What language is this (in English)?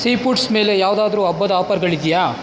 Kannada